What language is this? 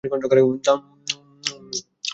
Bangla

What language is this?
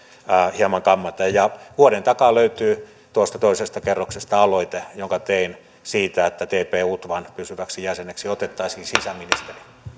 Finnish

